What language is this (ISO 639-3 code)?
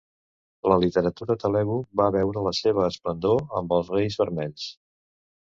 cat